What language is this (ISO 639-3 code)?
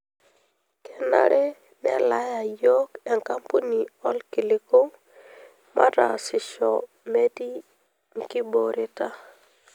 mas